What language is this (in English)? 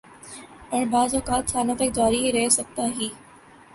Urdu